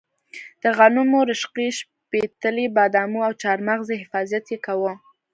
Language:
Pashto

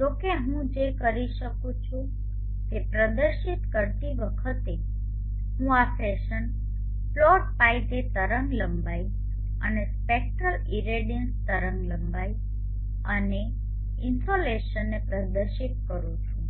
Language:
Gujarati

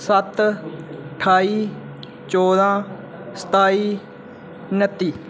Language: Dogri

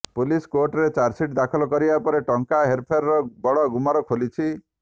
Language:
Odia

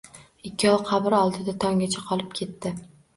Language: Uzbek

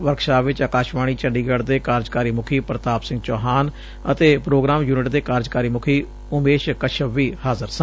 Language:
Punjabi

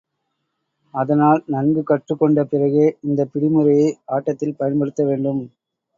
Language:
Tamil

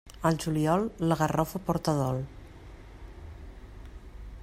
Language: Catalan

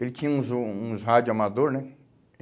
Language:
Portuguese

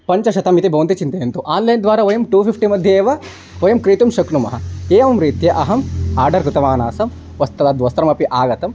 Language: Sanskrit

